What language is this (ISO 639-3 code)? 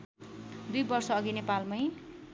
nep